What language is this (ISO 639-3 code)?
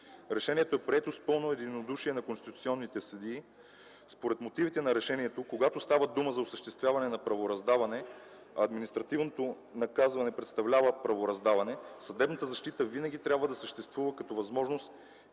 bul